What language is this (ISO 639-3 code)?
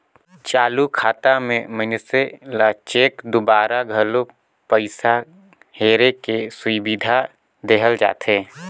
hne